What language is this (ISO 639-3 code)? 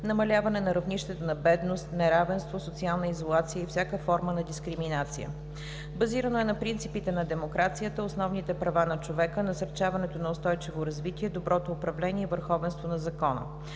bul